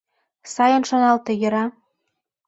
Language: Mari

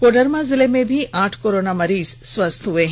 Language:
Hindi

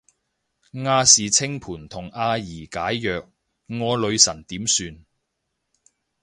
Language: Cantonese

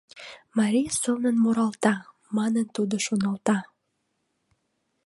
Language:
Mari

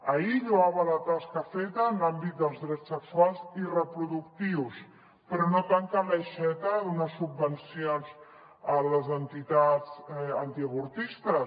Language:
Catalan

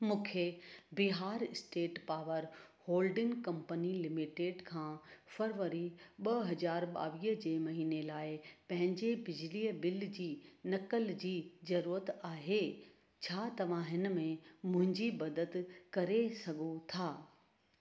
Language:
Sindhi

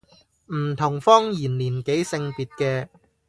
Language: Cantonese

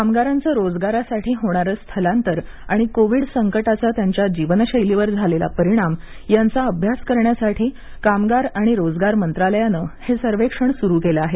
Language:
Marathi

